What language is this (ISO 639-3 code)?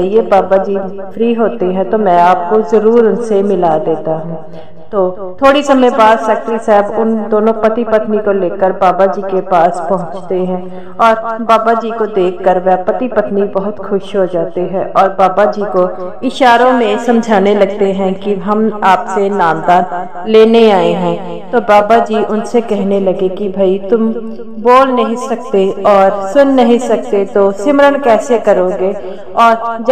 hin